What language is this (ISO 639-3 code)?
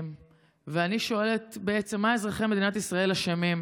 heb